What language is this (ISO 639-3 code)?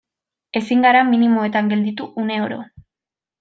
eus